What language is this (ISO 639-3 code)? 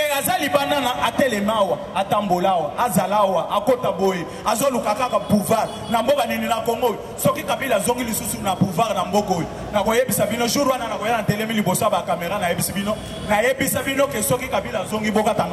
fra